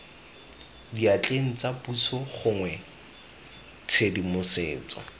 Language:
Tswana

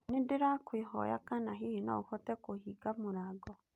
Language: Kikuyu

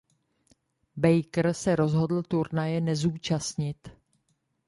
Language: Czech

